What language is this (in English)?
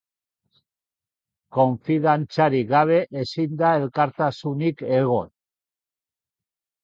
Basque